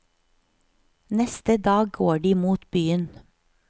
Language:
Norwegian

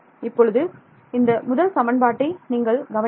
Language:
Tamil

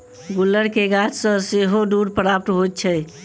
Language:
Maithili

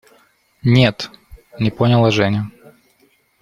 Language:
Russian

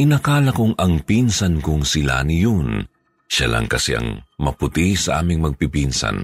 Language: Filipino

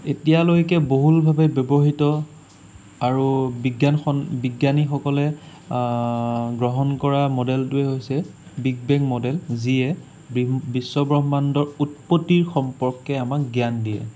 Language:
Assamese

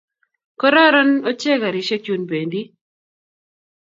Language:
Kalenjin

